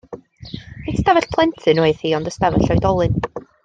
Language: Welsh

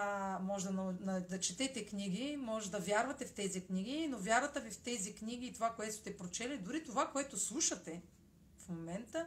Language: Bulgarian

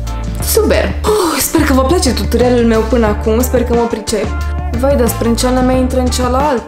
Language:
Romanian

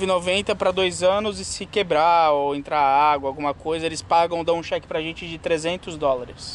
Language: Portuguese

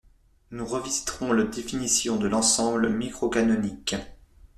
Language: French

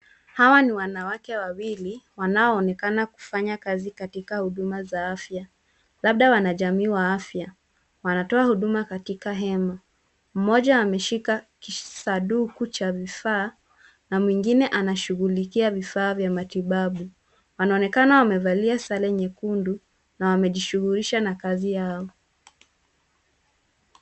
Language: Swahili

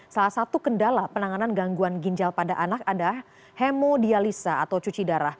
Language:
Indonesian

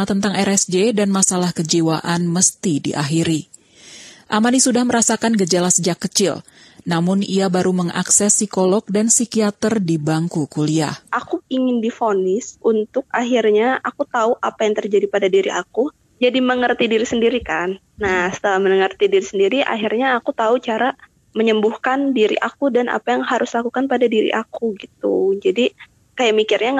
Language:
Indonesian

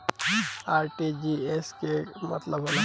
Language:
Bhojpuri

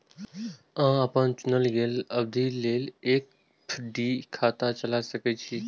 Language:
Maithili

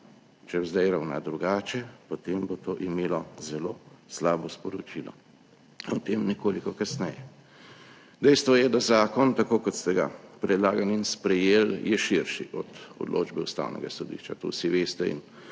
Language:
Slovenian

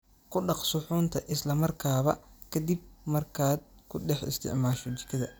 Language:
Somali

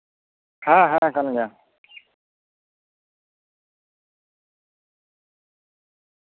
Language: Santali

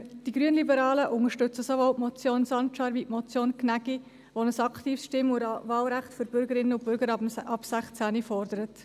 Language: Swiss German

